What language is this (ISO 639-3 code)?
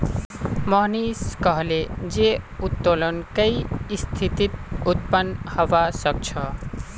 mag